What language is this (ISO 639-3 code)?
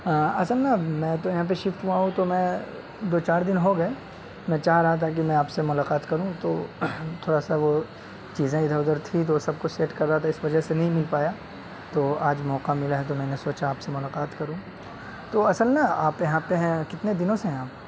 urd